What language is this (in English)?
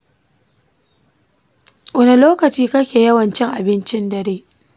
Hausa